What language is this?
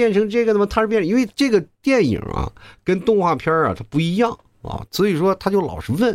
Chinese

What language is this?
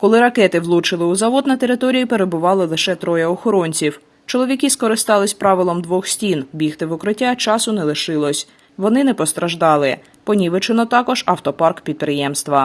Ukrainian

